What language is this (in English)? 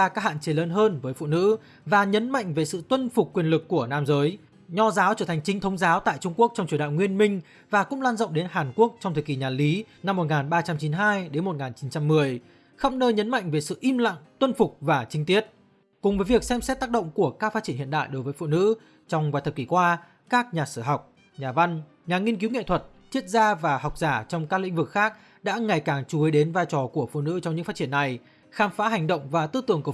Vietnamese